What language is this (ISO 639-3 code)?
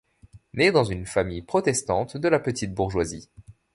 fra